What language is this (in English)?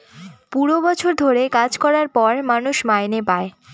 Bangla